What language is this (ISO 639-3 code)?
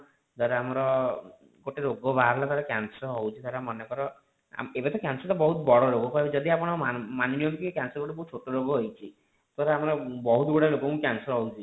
ori